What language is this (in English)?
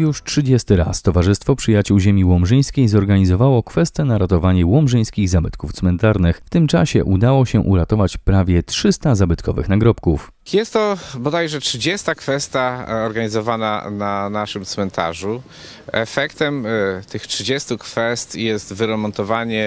Polish